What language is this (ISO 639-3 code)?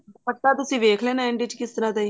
pan